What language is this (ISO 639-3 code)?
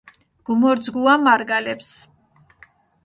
xmf